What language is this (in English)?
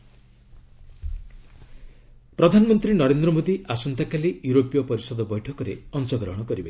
Odia